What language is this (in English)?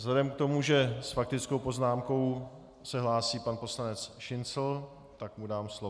Czech